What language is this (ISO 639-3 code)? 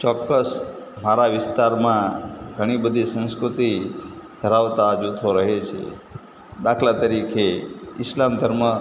guj